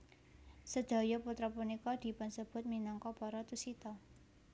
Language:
Javanese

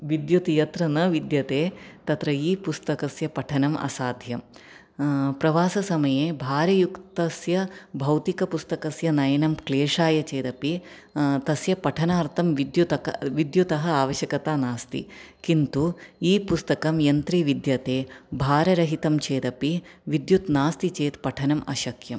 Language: Sanskrit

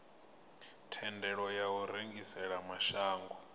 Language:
Venda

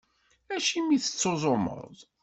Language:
Kabyle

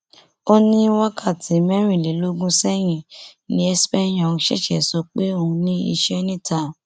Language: Yoruba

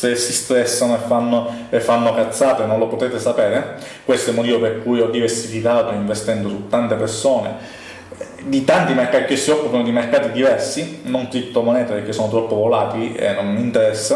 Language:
Italian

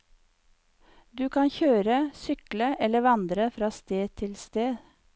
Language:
Norwegian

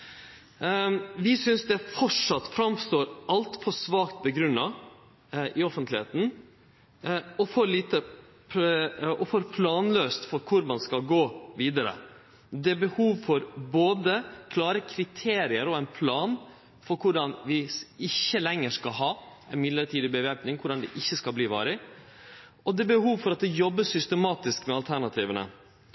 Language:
Norwegian Nynorsk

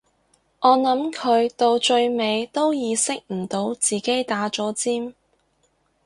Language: Cantonese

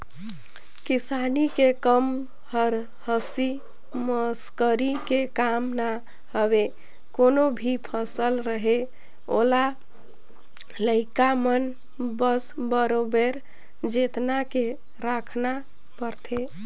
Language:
Chhattisgarhi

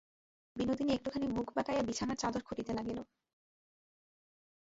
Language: Bangla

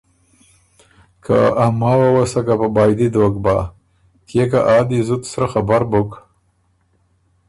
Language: Ormuri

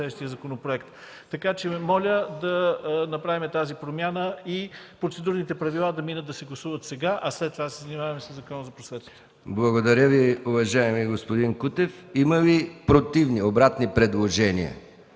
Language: Bulgarian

